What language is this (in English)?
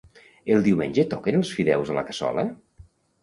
Catalan